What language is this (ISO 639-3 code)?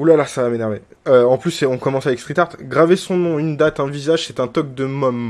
fra